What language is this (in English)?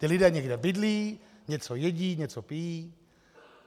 Czech